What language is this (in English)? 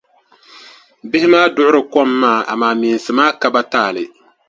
Dagbani